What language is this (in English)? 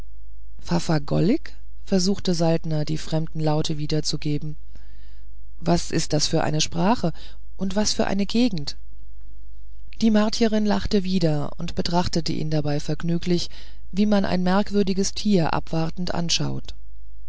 German